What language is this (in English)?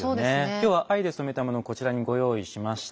Japanese